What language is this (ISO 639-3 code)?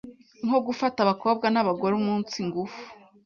kin